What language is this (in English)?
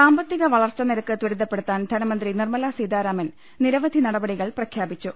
Malayalam